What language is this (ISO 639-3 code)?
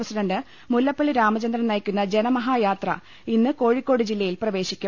mal